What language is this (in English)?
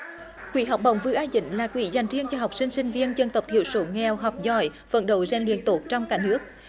Vietnamese